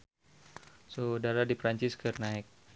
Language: Sundanese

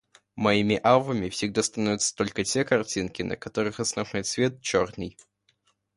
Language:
Russian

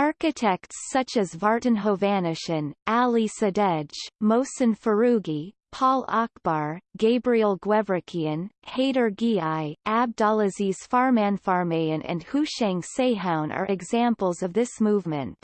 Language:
English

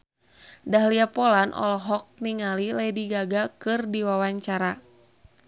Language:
Sundanese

